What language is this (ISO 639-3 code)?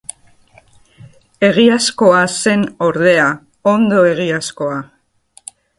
eus